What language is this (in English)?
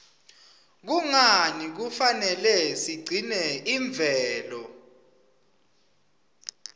Swati